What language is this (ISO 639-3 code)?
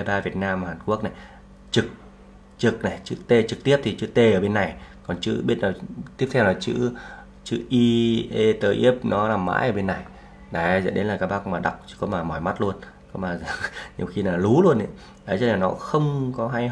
vie